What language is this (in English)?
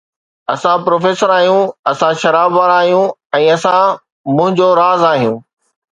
Sindhi